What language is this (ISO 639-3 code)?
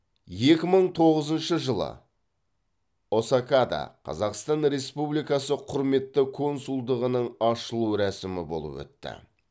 kaz